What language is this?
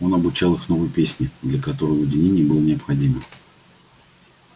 Russian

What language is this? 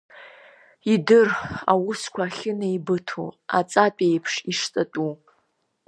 Abkhazian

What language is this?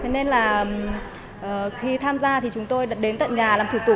Vietnamese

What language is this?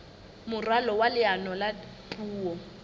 Southern Sotho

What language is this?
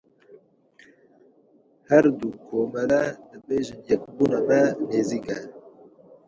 Kurdish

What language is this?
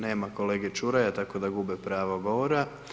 Croatian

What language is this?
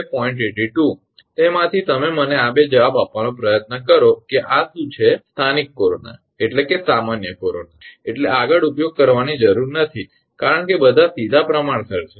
Gujarati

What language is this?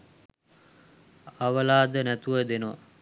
Sinhala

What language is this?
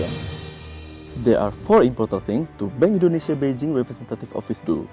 Indonesian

